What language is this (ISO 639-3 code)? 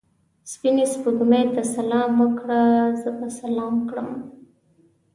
pus